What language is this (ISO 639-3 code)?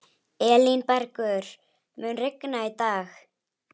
isl